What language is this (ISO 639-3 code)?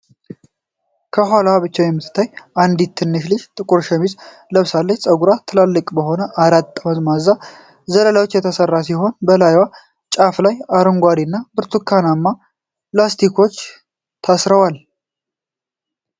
amh